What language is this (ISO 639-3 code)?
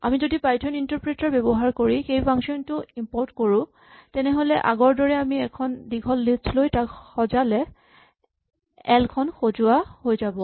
asm